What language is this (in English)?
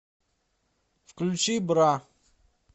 Russian